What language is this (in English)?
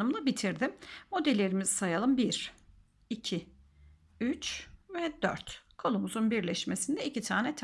Turkish